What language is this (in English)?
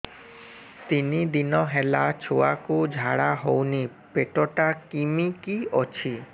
Odia